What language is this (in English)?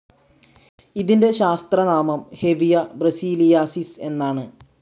Malayalam